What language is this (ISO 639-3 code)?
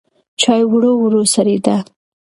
pus